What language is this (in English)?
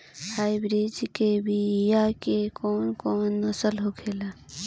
Bhojpuri